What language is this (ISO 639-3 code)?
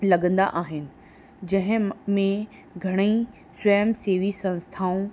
snd